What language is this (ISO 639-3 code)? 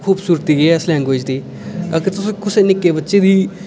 doi